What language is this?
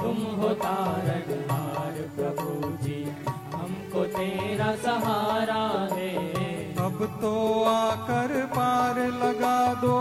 Hindi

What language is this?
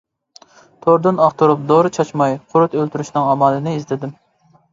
Uyghur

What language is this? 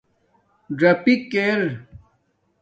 Domaaki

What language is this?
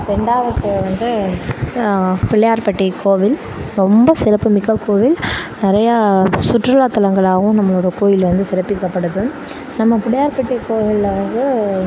Tamil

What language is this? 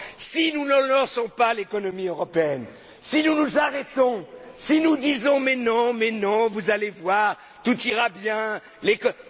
French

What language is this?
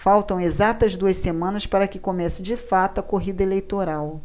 Portuguese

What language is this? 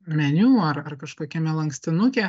Lithuanian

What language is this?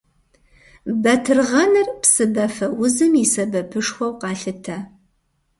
Kabardian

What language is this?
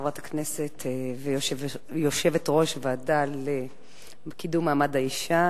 Hebrew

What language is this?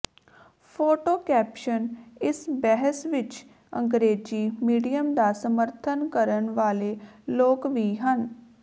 Punjabi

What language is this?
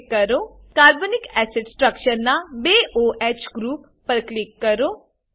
Gujarati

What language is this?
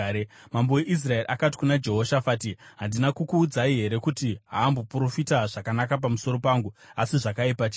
Shona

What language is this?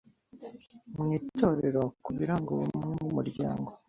Kinyarwanda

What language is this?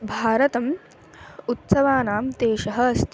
Sanskrit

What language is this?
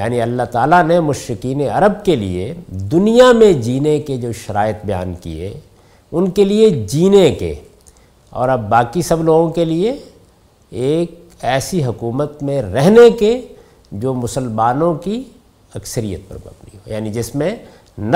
Urdu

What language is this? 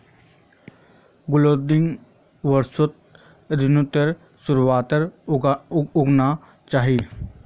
Magahi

